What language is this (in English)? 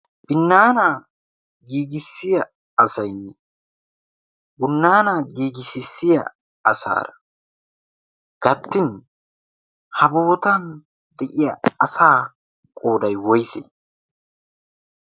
Wolaytta